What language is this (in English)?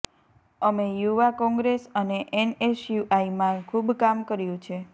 Gujarati